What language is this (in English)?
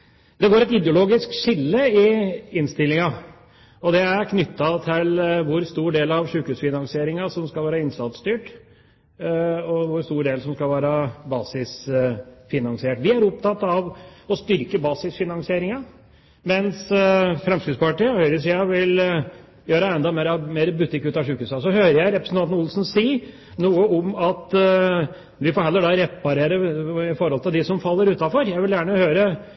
Norwegian Bokmål